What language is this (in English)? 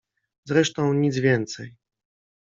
Polish